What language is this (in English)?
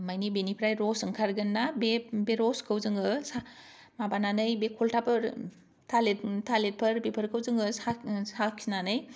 Bodo